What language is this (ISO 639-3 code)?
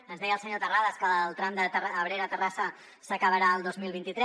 cat